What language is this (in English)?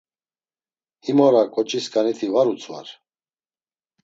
Laz